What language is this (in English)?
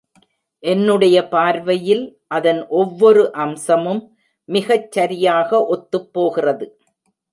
Tamil